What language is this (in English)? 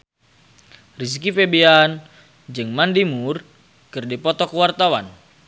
Sundanese